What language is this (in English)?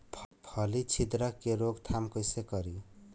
Bhojpuri